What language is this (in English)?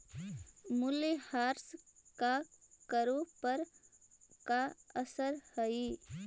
Magahi